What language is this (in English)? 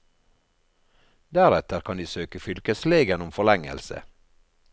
Norwegian